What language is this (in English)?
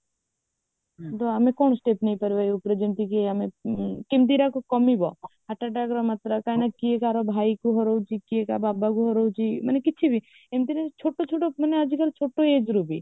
Odia